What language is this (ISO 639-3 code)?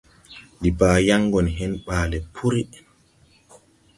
tui